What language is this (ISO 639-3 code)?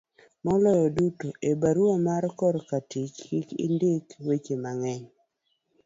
luo